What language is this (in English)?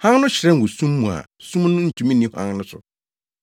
Akan